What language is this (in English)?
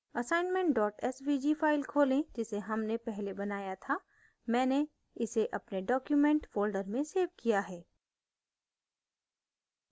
Hindi